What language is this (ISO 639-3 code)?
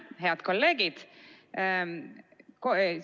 est